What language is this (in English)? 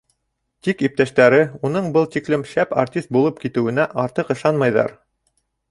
Bashkir